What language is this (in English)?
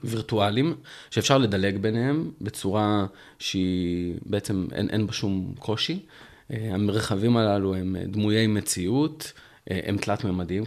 Hebrew